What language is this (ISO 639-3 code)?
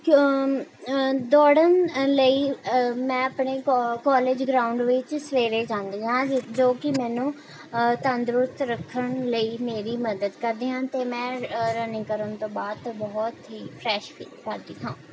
pan